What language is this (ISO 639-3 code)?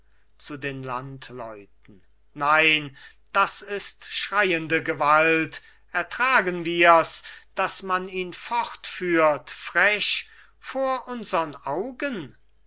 deu